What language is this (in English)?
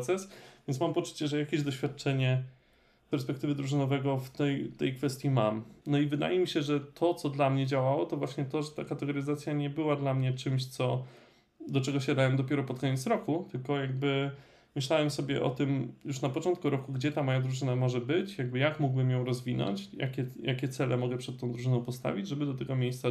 Polish